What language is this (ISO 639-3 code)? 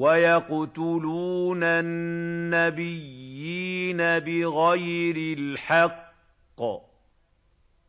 ara